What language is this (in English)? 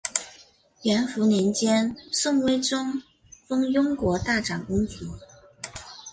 Chinese